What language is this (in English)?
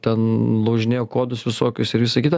Lithuanian